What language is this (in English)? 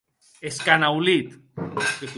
Occitan